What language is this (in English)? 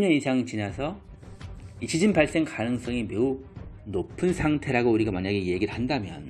Korean